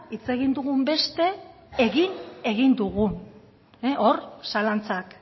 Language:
Basque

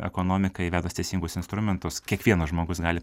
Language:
Lithuanian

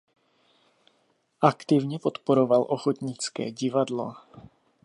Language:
Czech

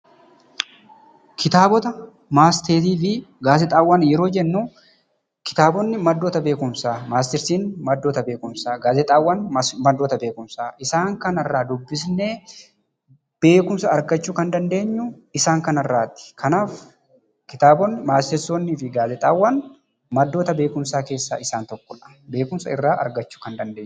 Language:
Oromo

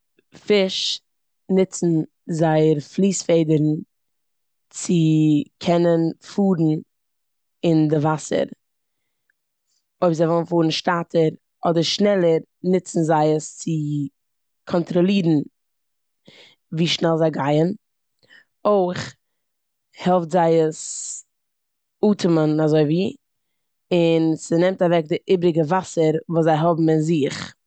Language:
Yiddish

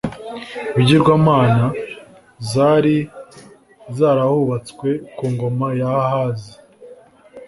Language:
Kinyarwanda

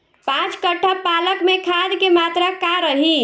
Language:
Bhojpuri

